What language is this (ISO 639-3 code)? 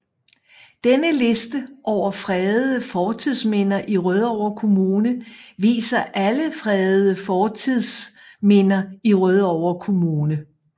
dan